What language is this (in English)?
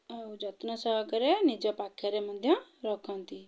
Odia